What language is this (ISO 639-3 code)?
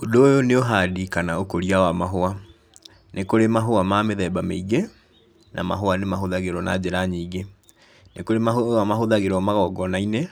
kik